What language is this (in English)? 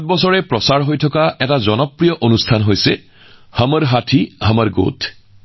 Assamese